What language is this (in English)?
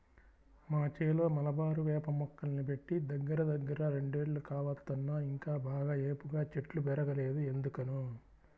Telugu